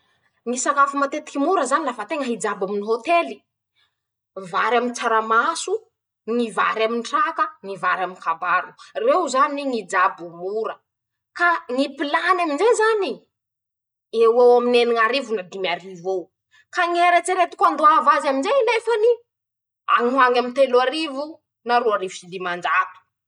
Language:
Masikoro Malagasy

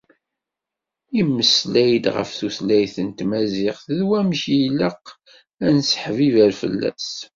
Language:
Kabyle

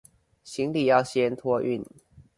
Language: Chinese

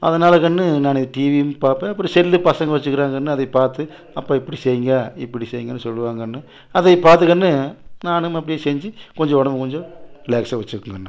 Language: Tamil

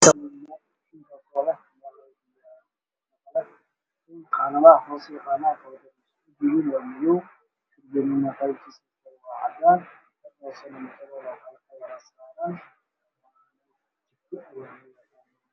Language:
Somali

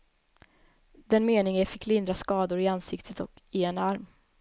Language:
Swedish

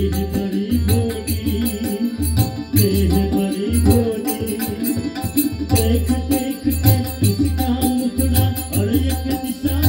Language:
Thai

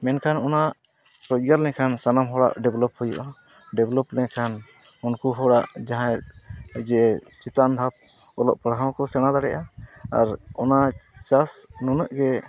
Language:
Santali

